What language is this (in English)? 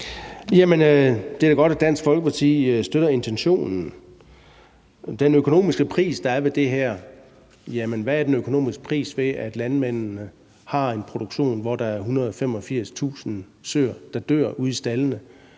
Danish